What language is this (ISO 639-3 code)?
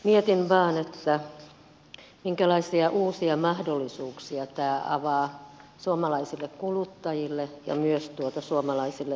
fin